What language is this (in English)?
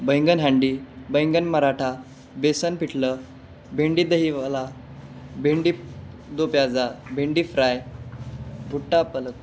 Marathi